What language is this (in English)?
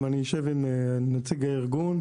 Hebrew